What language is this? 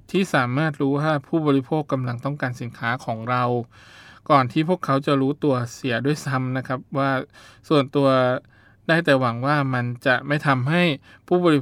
Thai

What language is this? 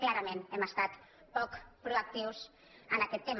Catalan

